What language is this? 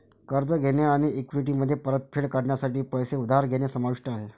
Marathi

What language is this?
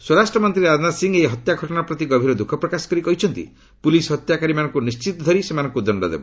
Odia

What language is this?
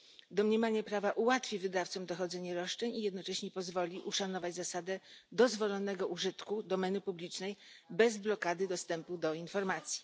Polish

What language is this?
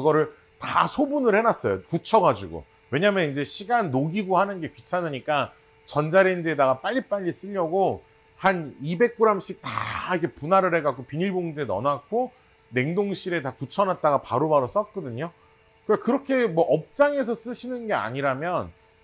Korean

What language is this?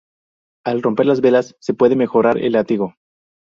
Spanish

